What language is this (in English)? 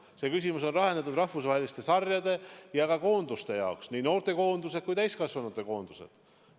Estonian